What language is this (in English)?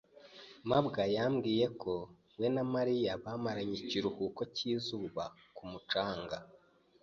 Kinyarwanda